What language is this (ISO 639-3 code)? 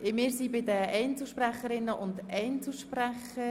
gsw